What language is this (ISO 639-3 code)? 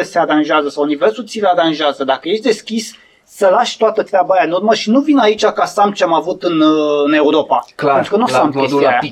ron